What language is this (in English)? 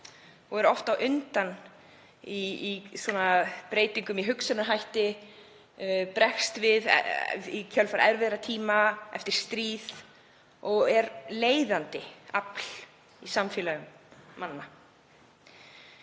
Icelandic